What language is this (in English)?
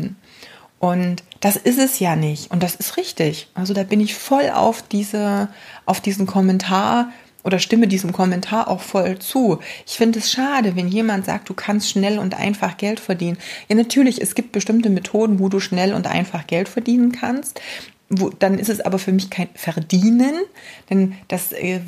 German